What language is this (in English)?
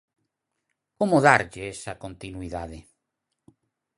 Galician